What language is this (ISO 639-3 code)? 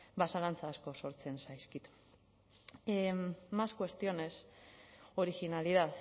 eus